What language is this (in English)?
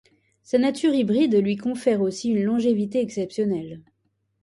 French